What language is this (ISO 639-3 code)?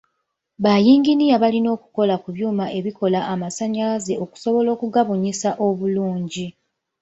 lug